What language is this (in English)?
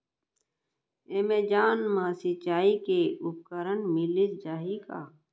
Chhattisgarhi